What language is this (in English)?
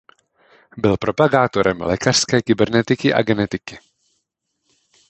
Czech